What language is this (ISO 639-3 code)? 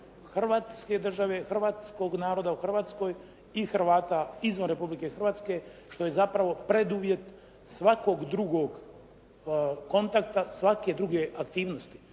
hrv